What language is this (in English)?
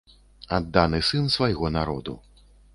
Belarusian